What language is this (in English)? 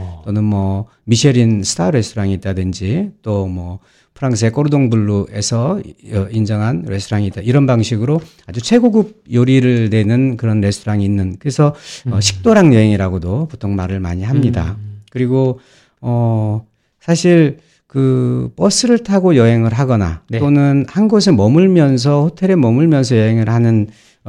Korean